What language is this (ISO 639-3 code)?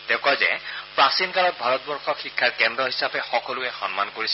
asm